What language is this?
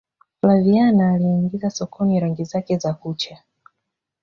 Swahili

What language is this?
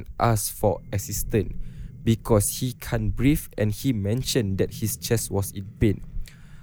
Malay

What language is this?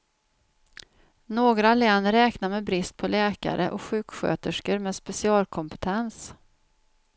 Swedish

